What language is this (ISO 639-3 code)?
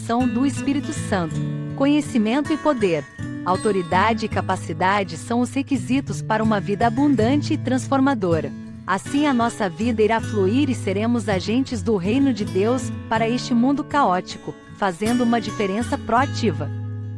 por